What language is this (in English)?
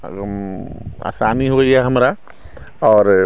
Maithili